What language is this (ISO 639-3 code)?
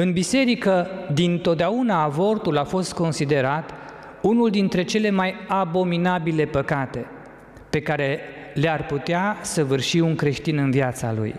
ron